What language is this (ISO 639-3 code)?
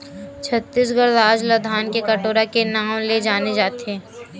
hne